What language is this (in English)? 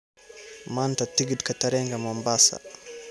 Somali